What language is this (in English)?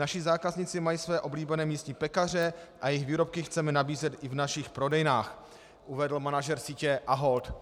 Czech